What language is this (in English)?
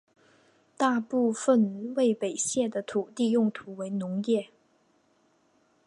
Chinese